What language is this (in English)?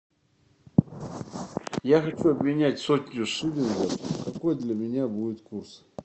Russian